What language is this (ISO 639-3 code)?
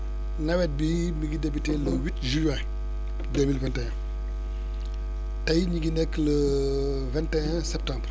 wol